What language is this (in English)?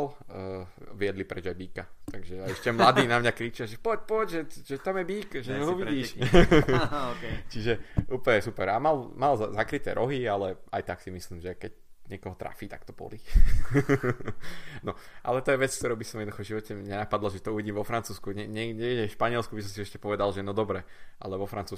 Slovak